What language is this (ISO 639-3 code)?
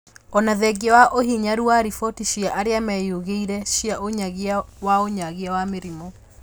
kik